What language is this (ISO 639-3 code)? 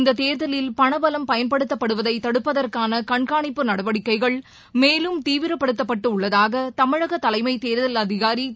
tam